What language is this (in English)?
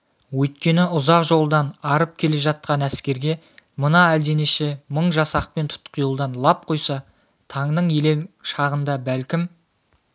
Kazakh